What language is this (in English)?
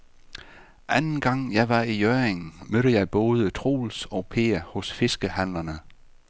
Danish